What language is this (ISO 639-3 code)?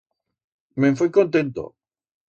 arg